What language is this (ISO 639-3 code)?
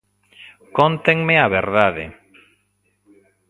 glg